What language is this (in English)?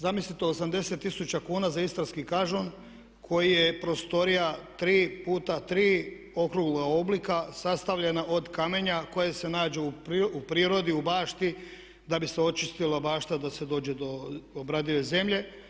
Croatian